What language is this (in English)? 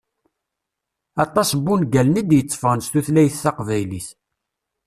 Kabyle